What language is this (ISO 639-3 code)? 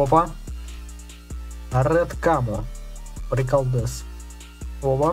rus